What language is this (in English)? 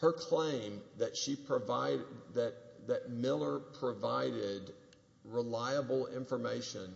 English